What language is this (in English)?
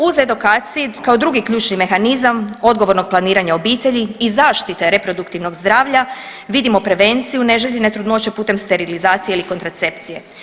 Croatian